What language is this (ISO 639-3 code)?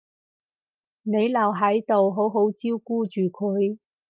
yue